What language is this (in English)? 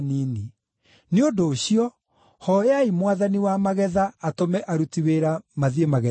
Kikuyu